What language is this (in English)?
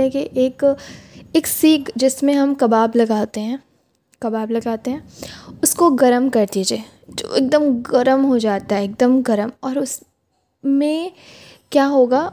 Urdu